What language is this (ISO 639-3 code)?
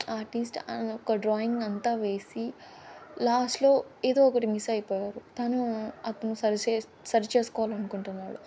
tel